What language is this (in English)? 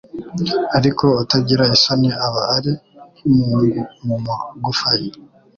Kinyarwanda